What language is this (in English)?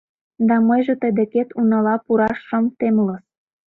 Mari